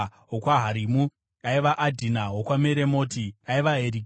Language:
Shona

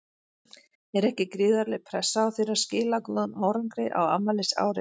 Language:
Icelandic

